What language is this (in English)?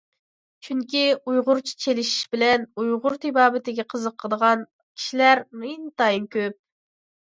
Uyghur